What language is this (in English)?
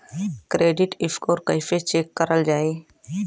Bhojpuri